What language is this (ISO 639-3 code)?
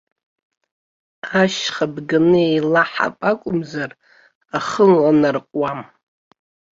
abk